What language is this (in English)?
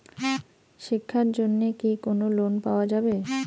Bangla